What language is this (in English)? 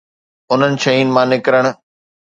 Sindhi